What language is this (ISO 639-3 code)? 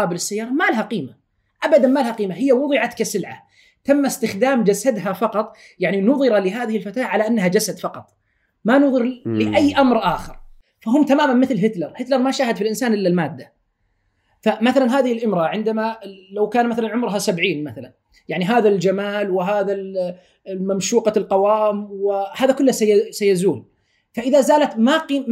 ara